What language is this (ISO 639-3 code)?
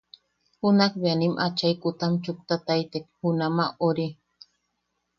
yaq